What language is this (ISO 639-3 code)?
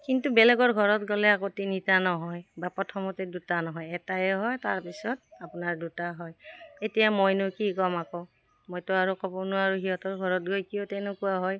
asm